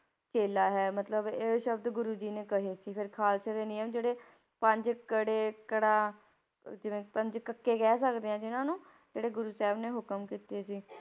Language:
Punjabi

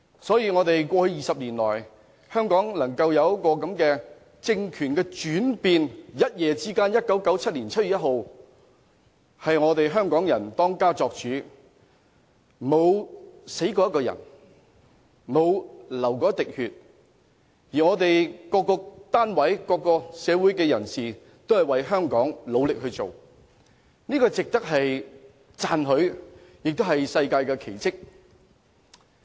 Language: Cantonese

